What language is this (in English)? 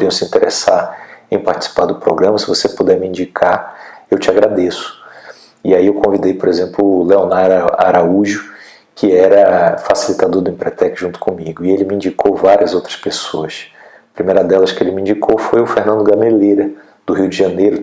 Portuguese